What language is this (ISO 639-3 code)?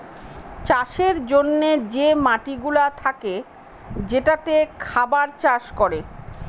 ben